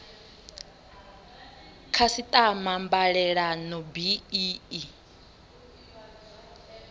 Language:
Venda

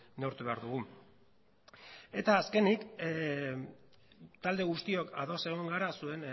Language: Basque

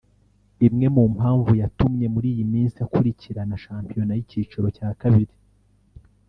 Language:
Kinyarwanda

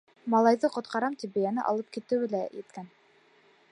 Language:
Bashkir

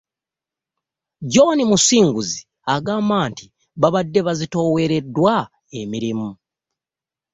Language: Ganda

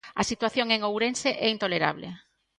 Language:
Galician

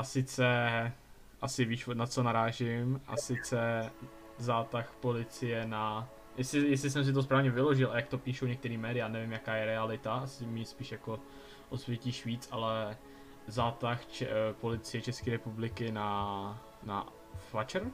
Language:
Czech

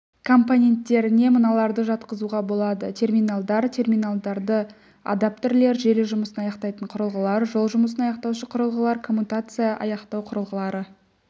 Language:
Kazakh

